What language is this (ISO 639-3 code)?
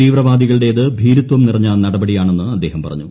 mal